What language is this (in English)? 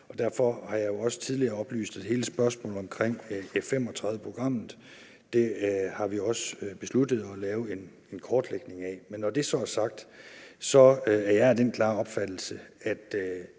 Danish